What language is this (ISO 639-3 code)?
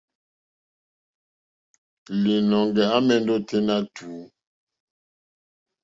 bri